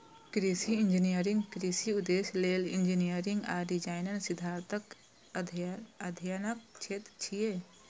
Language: Maithili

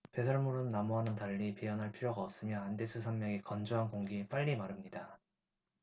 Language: Korean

